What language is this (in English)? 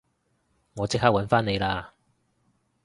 Cantonese